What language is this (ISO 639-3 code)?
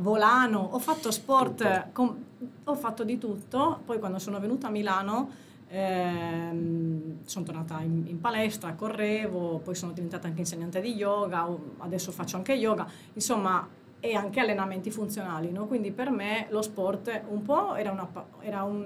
ita